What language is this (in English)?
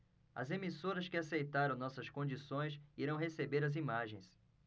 Portuguese